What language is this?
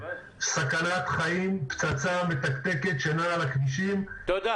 Hebrew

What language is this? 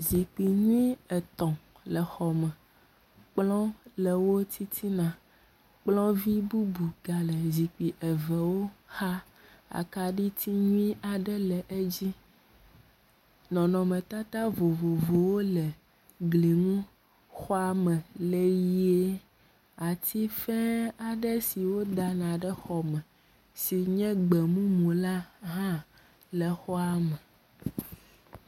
Ewe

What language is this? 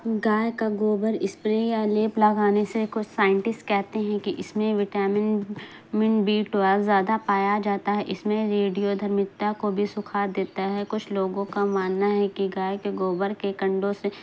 Urdu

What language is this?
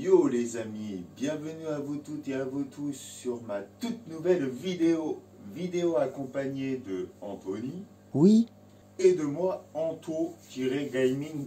French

